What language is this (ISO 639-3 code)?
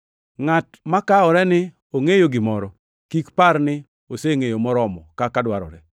luo